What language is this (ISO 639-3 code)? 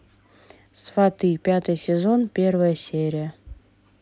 rus